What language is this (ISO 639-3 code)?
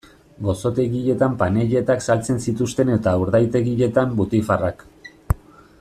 eus